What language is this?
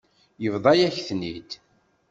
Kabyle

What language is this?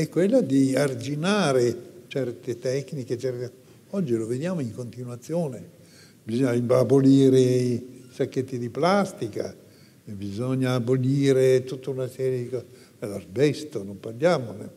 Italian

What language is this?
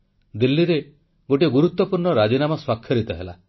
Odia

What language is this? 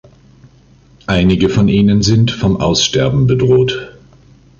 German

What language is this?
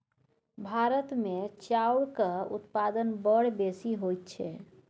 Maithili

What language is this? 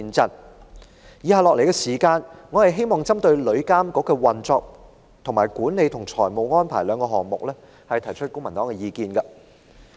Cantonese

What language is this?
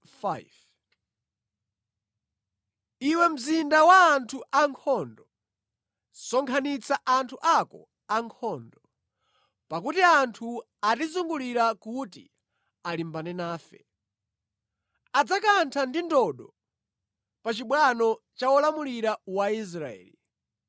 Nyanja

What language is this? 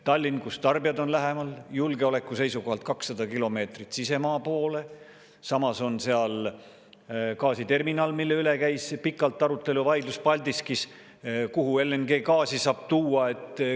Estonian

